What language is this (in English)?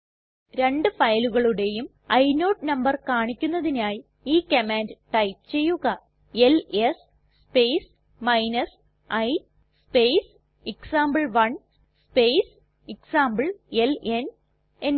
Malayalam